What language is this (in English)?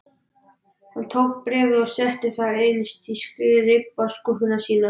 Icelandic